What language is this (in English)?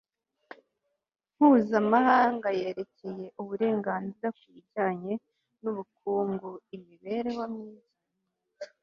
Kinyarwanda